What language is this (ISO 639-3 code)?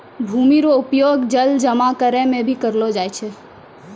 mai